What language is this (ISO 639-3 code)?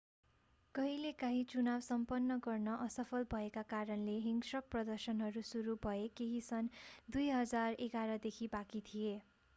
nep